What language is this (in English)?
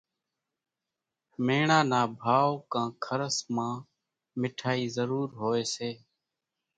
Kachi Koli